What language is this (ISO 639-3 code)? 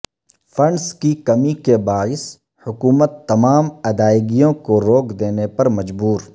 urd